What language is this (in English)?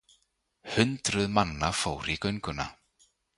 Icelandic